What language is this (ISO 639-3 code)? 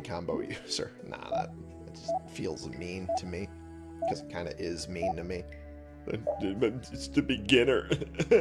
eng